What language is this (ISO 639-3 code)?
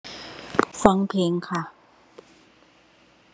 tha